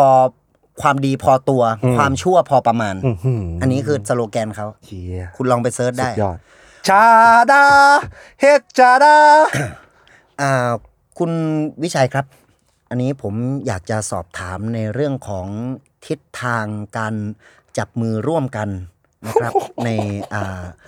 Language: Thai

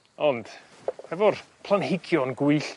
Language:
Welsh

